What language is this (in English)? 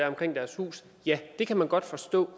Danish